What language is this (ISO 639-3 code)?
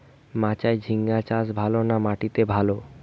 ben